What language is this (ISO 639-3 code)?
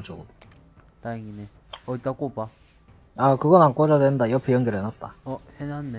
kor